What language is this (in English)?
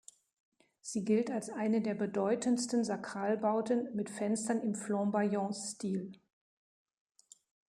German